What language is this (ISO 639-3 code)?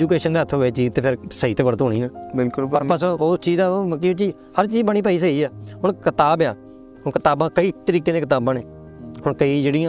pan